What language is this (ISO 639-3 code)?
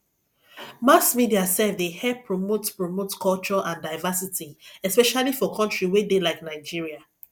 pcm